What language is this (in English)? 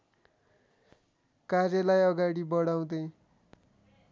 Nepali